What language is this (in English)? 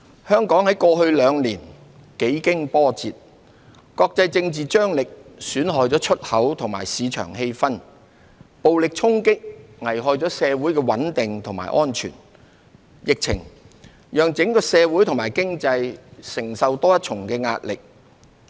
Cantonese